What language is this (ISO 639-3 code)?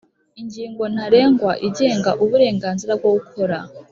kin